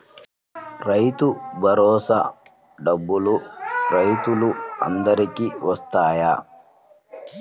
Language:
Telugu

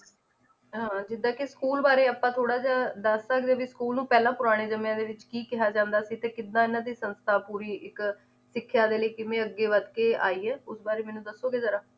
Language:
Punjabi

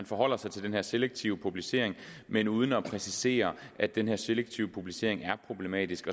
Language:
Danish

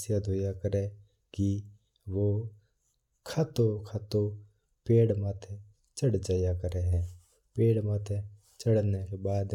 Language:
Mewari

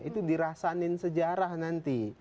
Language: Indonesian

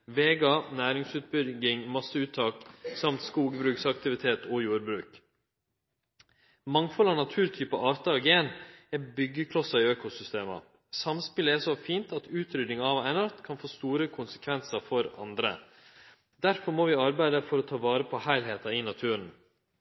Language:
Norwegian Nynorsk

